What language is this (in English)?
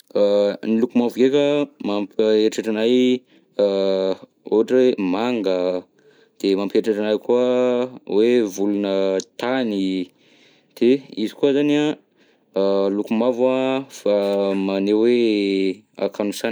Southern Betsimisaraka Malagasy